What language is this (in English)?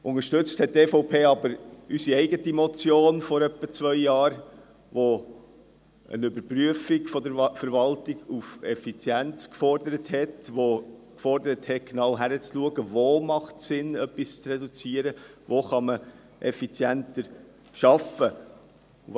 Swiss German